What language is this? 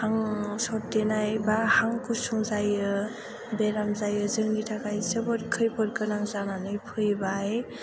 Bodo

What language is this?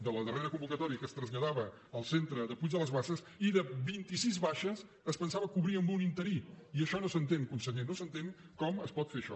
Catalan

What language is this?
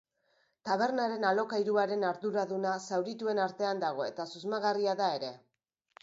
Basque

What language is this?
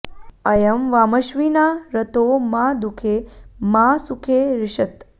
Sanskrit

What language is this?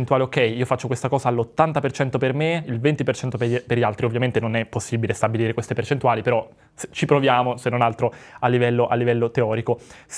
Italian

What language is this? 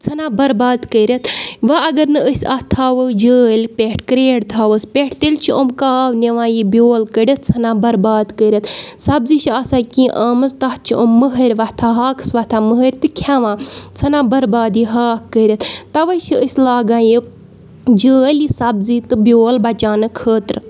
Kashmiri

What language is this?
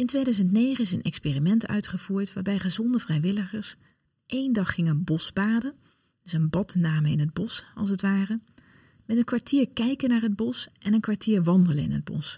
Dutch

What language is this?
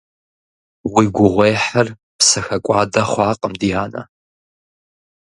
Kabardian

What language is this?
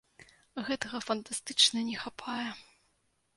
Belarusian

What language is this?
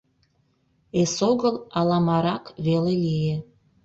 Mari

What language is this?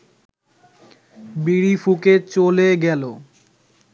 Bangla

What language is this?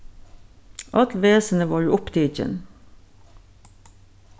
Faroese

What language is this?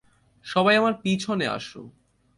Bangla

